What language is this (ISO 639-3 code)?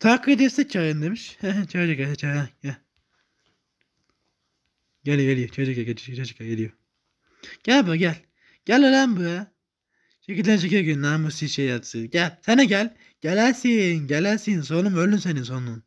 tur